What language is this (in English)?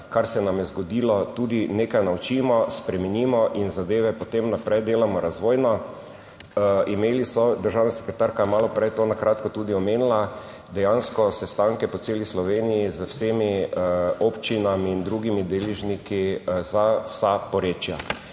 Slovenian